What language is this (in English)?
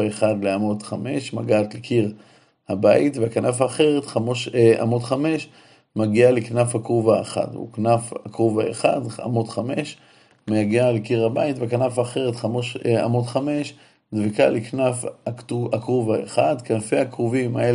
Hebrew